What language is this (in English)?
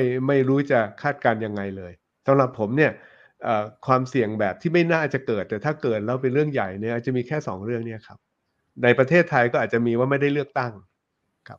Thai